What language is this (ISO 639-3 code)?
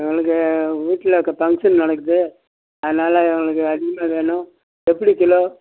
tam